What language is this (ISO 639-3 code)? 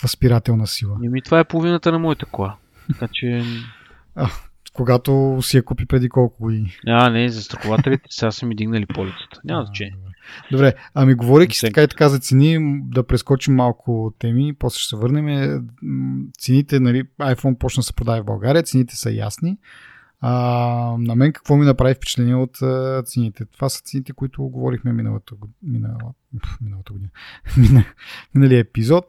bul